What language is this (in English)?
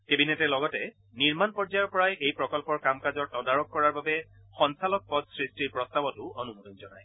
Assamese